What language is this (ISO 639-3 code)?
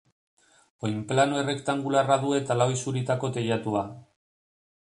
eus